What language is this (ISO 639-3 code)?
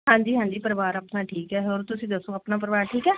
pan